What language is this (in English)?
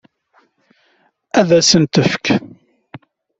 Kabyle